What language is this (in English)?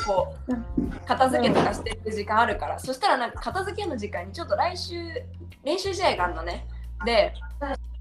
Japanese